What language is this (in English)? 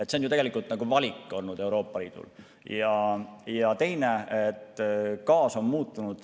Estonian